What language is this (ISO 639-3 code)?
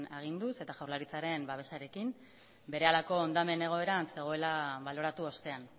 eus